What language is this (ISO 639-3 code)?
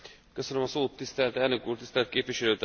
hun